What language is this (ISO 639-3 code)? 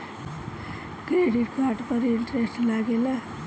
bho